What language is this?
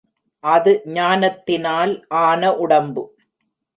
Tamil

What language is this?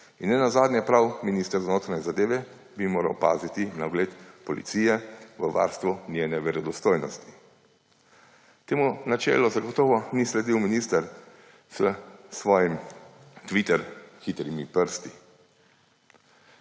Slovenian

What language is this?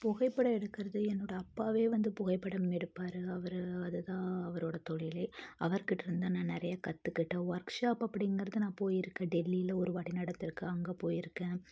Tamil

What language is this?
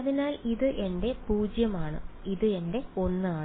Malayalam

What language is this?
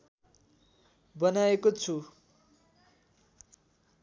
Nepali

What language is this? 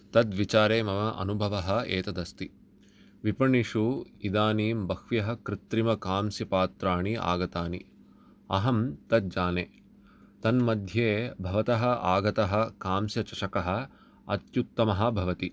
Sanskrit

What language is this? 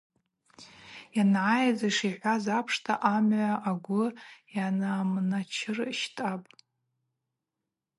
Abaza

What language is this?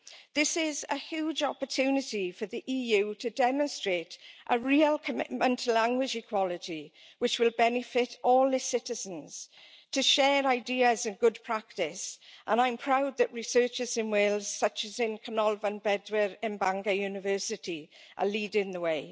English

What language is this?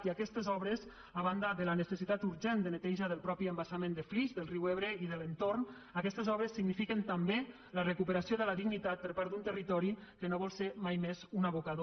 Catalan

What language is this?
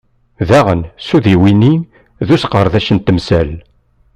Kabyle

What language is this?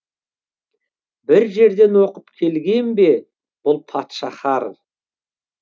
Kazakh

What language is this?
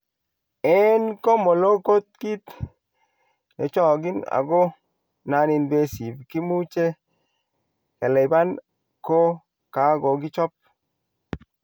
Kalenjin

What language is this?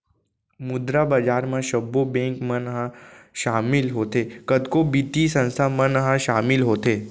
Chhattisgarhi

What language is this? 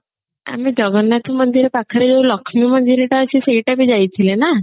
Odia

